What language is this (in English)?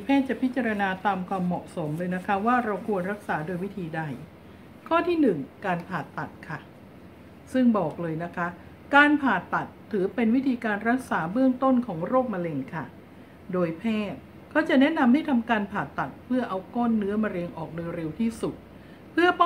Thai